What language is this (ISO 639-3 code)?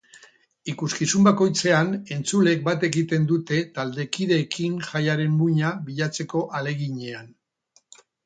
eus